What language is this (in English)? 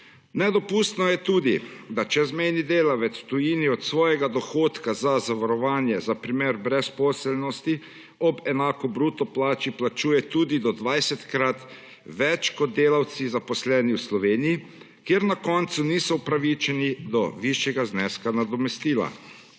Slovenian